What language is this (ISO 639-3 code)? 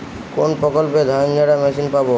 ben